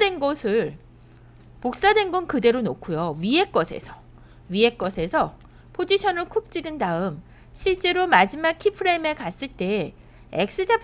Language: Korean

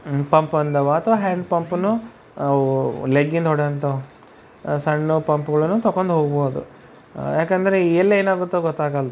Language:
Kannada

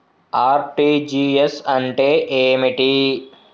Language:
Telugu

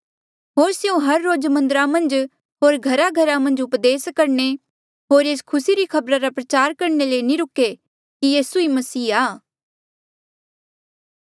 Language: Mandeali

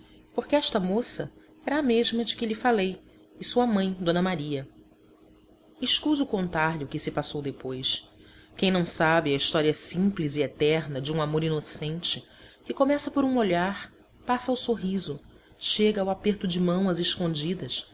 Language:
Portuguese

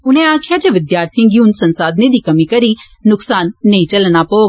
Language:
Dogri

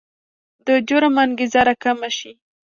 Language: Pashto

